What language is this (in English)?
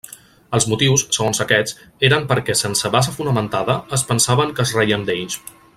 Catalan